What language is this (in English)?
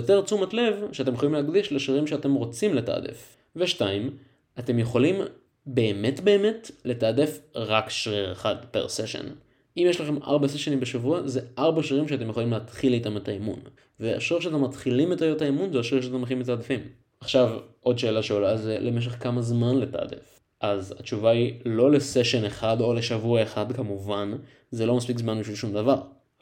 Hebrew